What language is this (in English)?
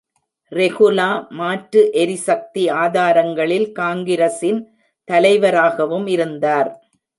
Tamil